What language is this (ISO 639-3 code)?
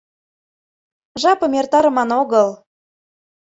chm